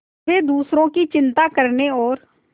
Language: Hindi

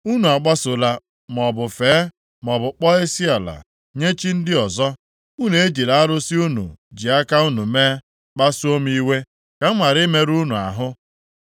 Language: Igbo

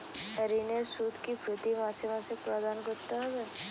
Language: Bangla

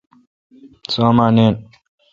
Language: Kalkoti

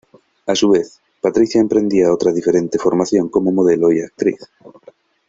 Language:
Spanish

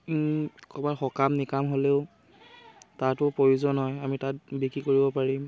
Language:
Assamese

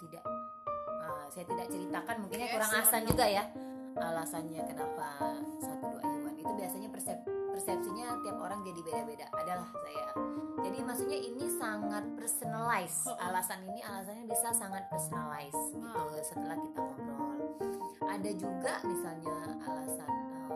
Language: Indonesian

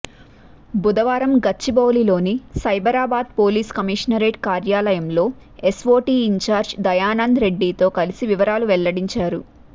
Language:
Telugu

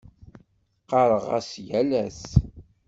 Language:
Kabyle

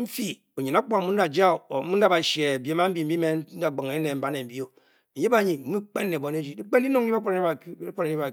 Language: Bokyi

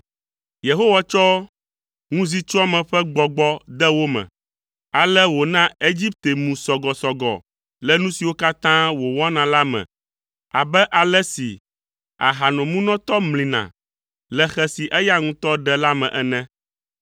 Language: Ewe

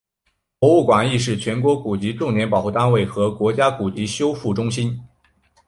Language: Chinese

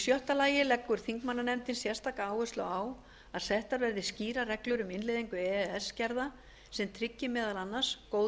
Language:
Icelandic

